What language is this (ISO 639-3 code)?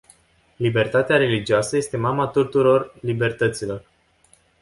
ron